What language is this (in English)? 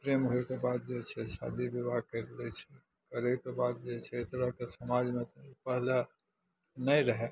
Maithili